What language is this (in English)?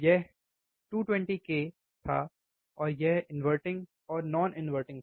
Hindi